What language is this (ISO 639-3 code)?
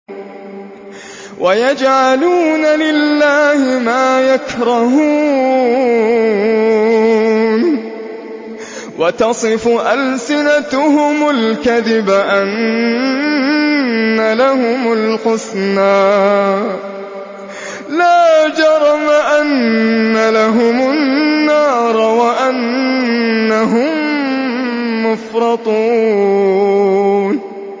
ara